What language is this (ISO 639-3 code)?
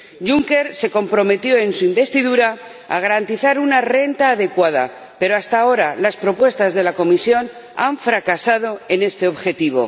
spa